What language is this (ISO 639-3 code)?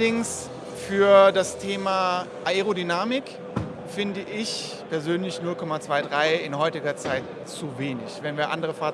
deu